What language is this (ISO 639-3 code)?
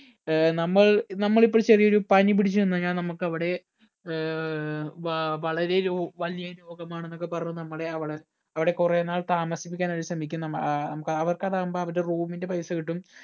mal